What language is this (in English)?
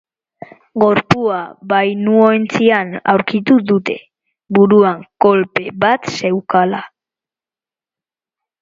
Basque